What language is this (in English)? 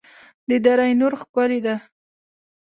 Pashto